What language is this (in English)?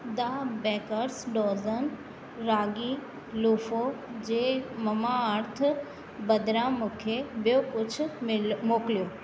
Sindhi